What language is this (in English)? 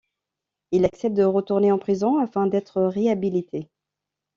French